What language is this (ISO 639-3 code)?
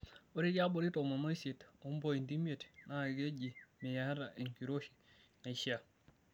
mas